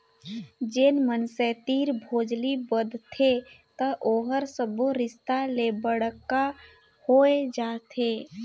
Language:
Chhattisgarhi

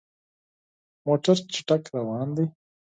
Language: Pashto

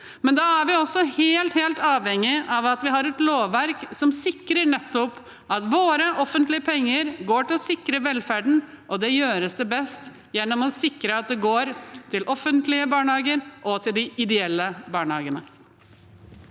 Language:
Norwegian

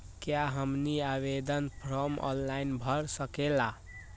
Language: Magahi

